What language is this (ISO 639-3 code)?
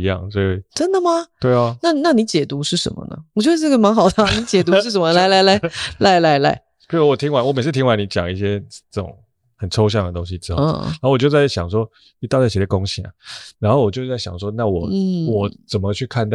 zho